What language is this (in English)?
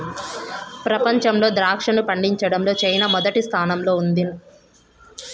Telugu